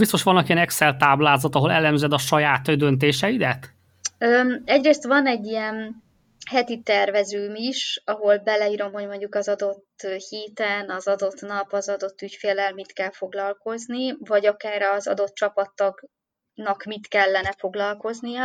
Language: Hungarian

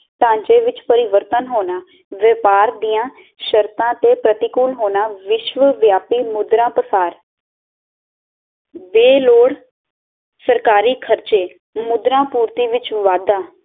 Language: Punjabi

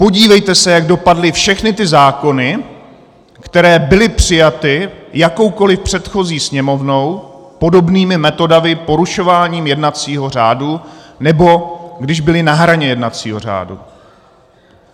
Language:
Czech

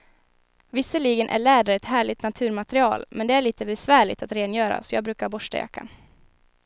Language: Swedish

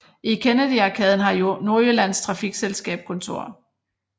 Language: Danish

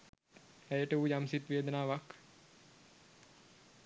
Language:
Sinhala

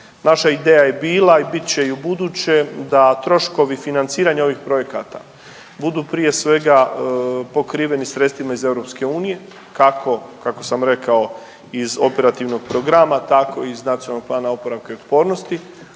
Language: Croatian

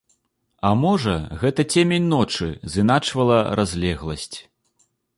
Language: Belarusian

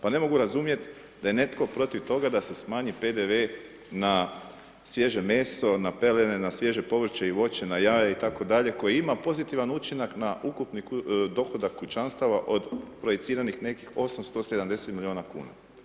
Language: Croatian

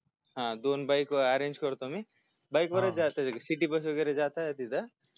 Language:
Marathi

